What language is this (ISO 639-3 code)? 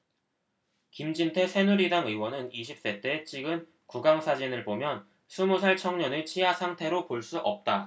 kor